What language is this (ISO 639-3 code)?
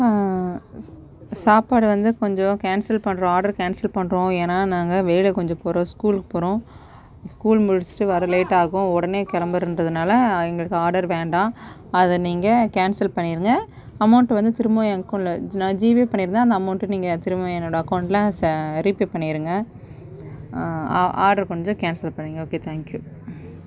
tam